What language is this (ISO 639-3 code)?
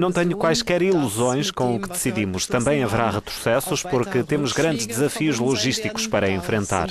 por